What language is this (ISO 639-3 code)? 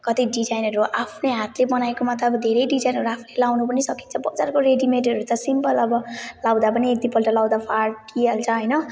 nep